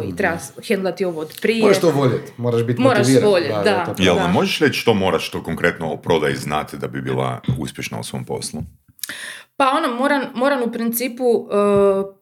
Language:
Croatian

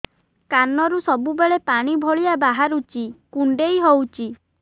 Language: Odia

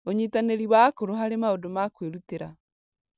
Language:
Kikuyu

